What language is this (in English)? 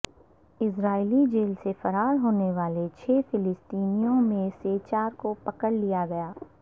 Urdu